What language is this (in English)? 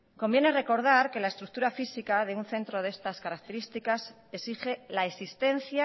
Spanish